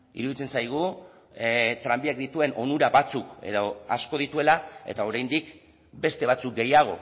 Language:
Basque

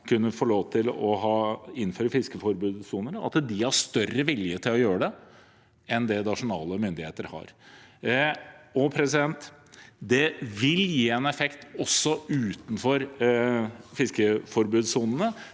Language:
Norwegian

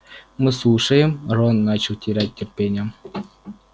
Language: Russian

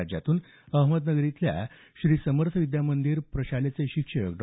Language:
Marathi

